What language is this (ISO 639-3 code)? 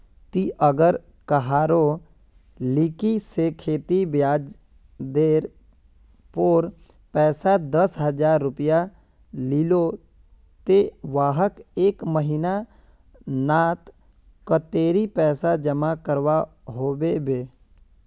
mag